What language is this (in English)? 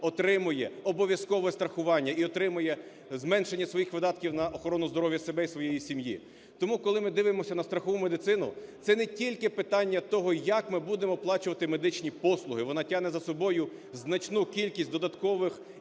Ukrainian